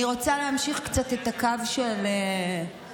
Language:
Hebrew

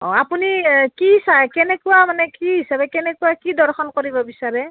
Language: Assamese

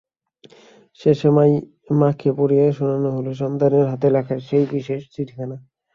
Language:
Bangla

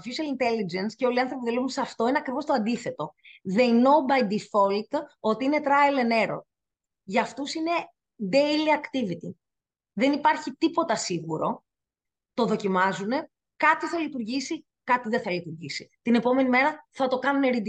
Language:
Greek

